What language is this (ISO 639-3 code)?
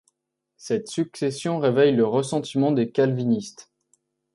fra